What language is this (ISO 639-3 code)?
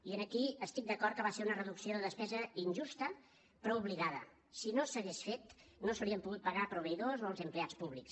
cat